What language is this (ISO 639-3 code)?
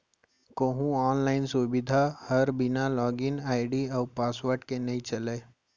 hne